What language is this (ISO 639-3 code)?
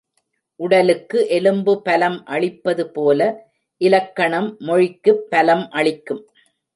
tam